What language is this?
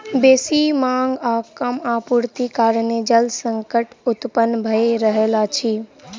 Maithili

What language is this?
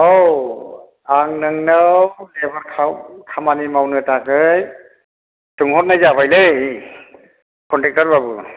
Bodo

